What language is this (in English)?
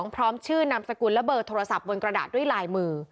Thai